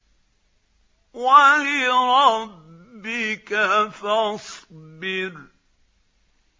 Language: Arabic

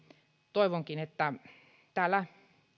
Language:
Finnish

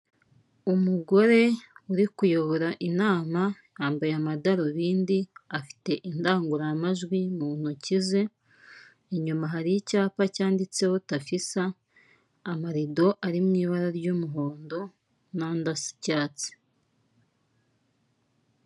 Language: Kinyarwanda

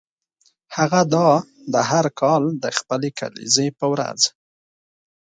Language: Pashto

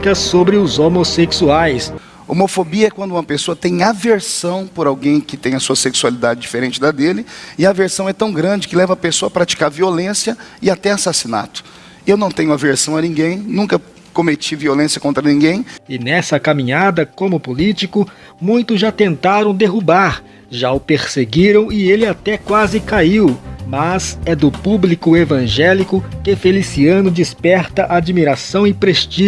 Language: Portuguese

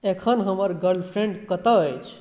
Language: Maithili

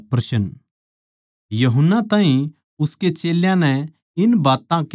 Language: Haryanvi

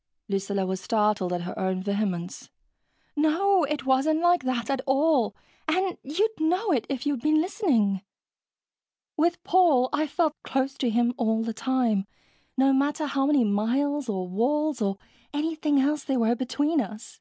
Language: English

